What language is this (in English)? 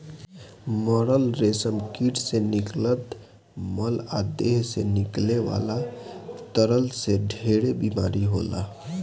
Bhojpuri